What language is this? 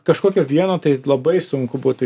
Lithuanian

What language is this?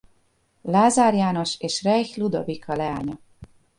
Hungarian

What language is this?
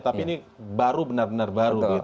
Indonesian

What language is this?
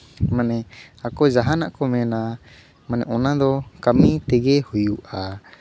Santali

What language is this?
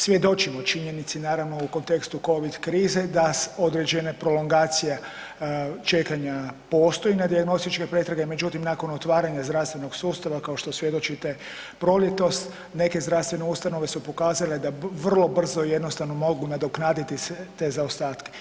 Croatian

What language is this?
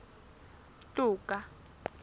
Southern Sotho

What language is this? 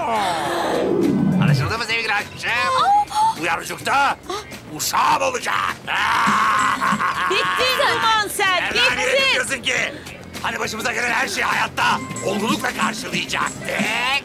Turkish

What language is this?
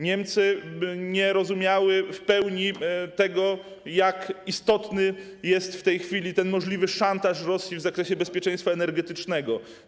Polish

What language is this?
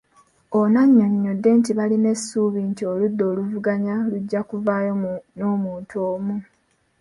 Ganda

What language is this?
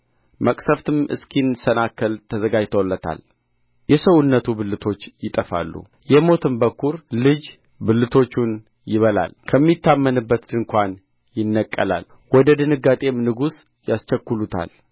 Amharic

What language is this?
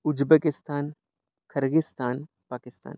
Sanskrit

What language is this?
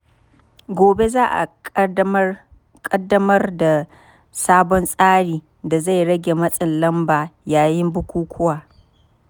Hausa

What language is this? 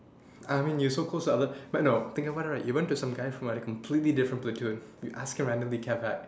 English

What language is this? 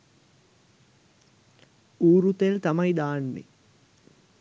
Sinhala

